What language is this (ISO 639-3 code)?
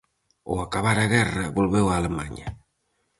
glg